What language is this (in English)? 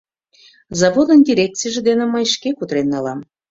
Mari